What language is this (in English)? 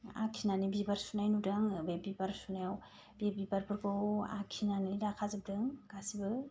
Bodo